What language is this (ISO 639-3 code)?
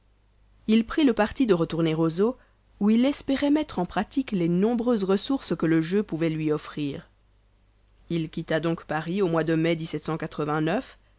fra